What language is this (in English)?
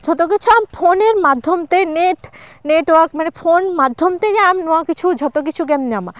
Santali